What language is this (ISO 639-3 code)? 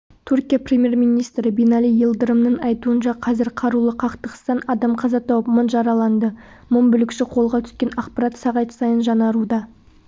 kaz